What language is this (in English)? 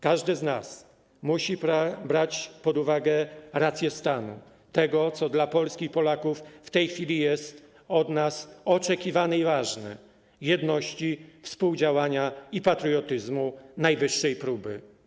Polish